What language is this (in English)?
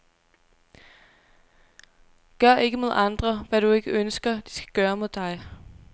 Danish